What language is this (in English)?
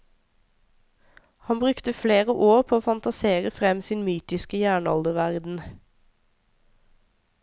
Norwegian